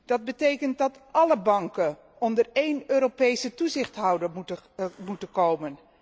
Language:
Dutch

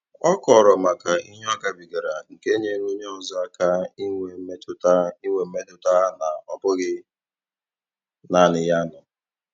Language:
Igbo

